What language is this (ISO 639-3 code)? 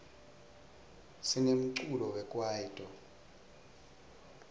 ssw